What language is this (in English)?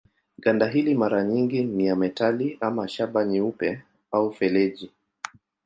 Swahili